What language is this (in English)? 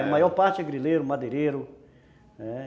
Portuguese